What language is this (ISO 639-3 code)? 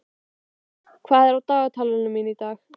isl